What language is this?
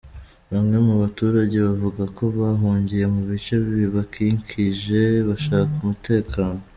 Kinyarwanda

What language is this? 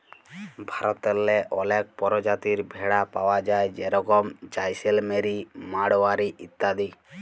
Bangla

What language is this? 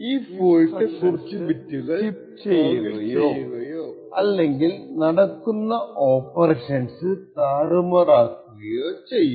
Malayalam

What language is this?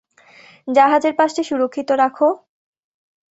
Bangla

